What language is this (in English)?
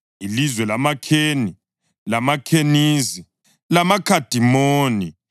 North Ndebele